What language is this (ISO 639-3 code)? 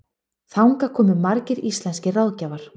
isl